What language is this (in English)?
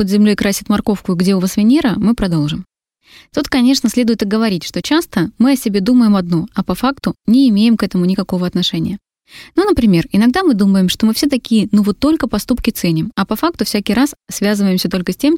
Russian